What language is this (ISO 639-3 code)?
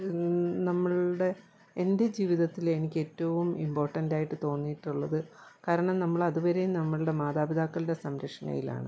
mal